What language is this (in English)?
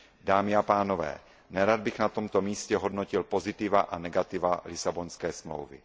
Czech